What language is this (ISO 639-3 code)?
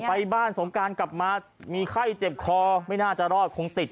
tha